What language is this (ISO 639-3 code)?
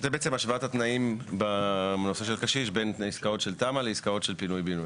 heb